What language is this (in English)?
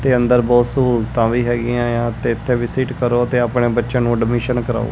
Punjabi